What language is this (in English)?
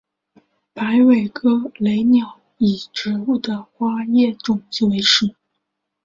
Chinese